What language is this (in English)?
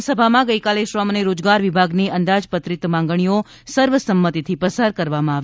Gujarati